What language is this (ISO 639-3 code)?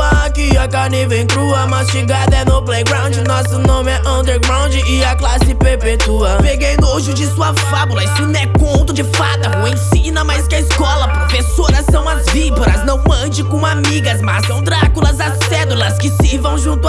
por